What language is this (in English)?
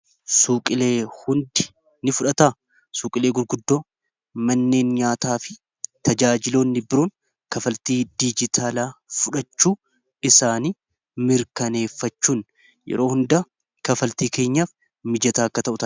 Oromo